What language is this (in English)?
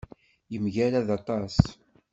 Kabyle